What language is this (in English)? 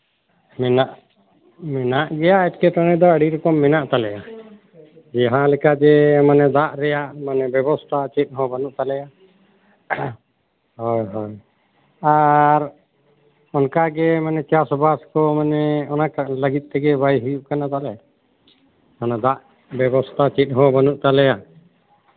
Santali